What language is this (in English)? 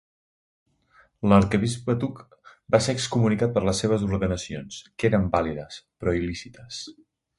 Catalan